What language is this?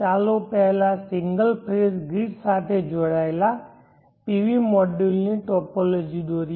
Gujarati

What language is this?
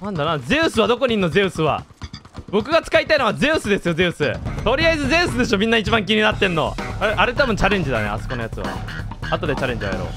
Japanese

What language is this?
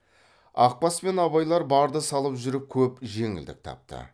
Kazakh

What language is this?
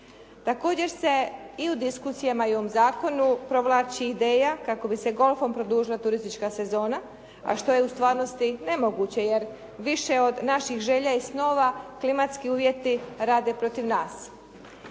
Croatian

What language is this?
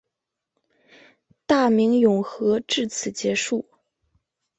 Chinese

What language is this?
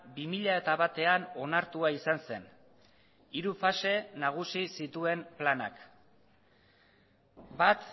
Basque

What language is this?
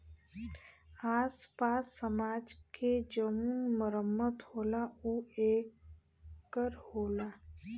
Bhojpuri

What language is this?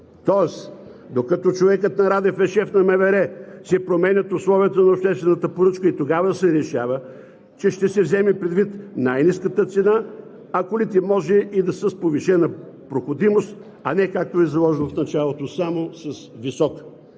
Bulgarian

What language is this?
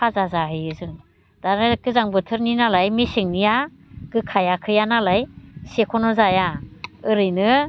Bodo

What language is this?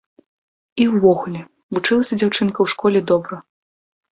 Belarusian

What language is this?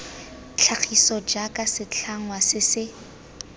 Tswana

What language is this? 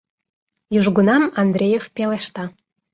Mari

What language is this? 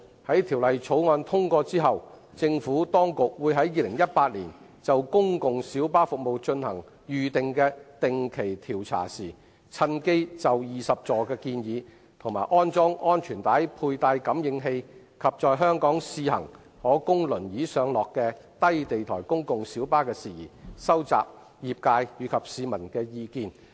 Cantonese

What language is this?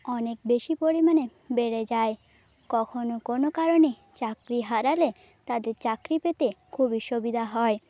Bangla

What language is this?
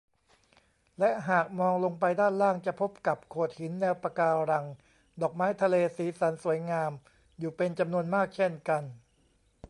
Thai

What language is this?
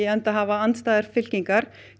Icelandic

